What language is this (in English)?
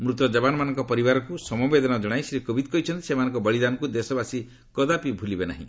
Odia